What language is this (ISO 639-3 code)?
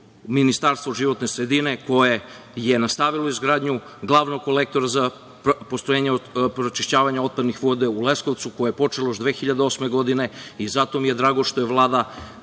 srp